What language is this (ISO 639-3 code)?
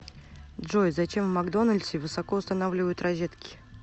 rus